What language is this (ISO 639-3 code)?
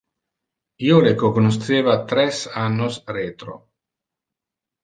ina